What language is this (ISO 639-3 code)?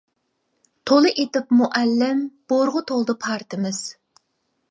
uig